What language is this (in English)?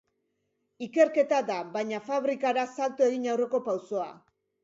Basque